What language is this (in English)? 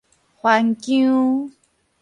Min Nan Chinese